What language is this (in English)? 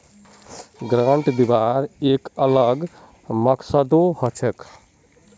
Magahi